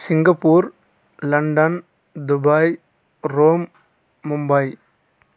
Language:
Telugu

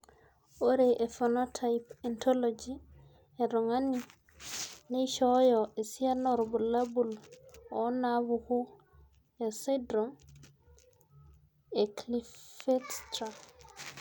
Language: Masai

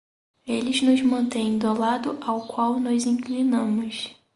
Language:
Portuguese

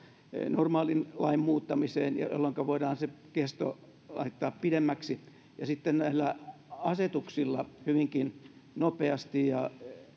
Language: Finnish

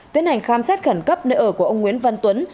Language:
Vietnamese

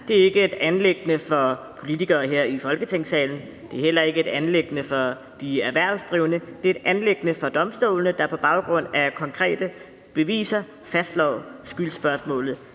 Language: Danish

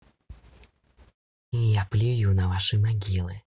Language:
Russian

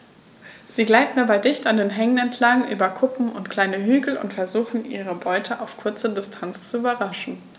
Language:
German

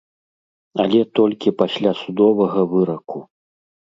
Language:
Belarusian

